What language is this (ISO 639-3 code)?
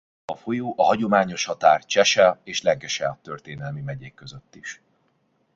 hun